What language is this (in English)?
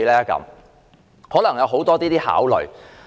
Cantonese